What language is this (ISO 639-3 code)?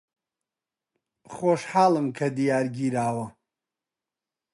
ckb